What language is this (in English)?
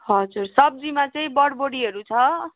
Nepali